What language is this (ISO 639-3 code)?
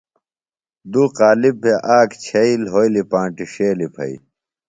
phl